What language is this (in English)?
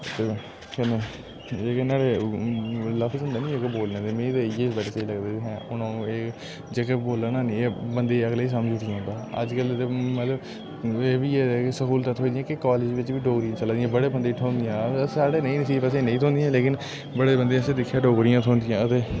Dogri